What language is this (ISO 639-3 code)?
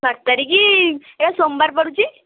ori